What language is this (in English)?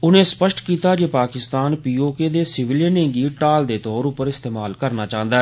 Dogri